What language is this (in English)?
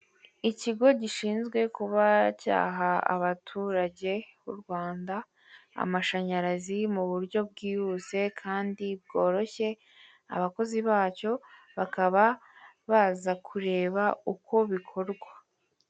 Kinyarwanda